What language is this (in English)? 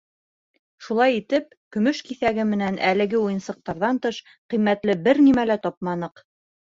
Bashkir